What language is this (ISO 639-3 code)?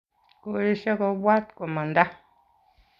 kln